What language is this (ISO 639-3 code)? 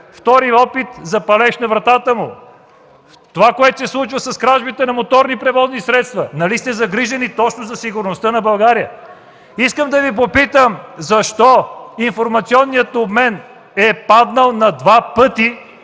bul